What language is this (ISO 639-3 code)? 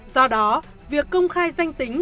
vie